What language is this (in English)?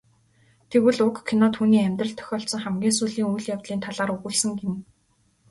Mongolian